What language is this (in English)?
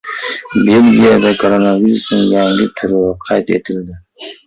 Uzbek